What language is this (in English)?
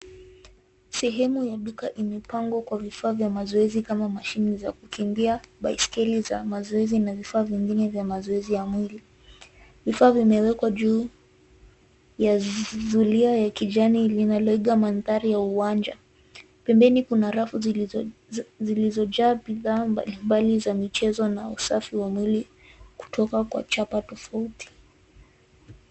Swahili